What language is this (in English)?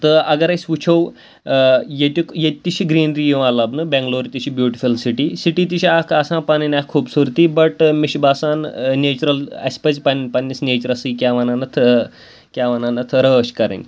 Kashmiri